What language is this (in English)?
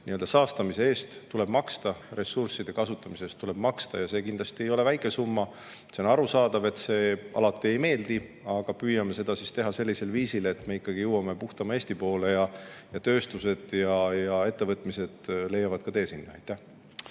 Estonian